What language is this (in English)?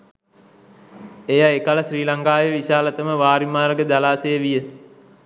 Sinhala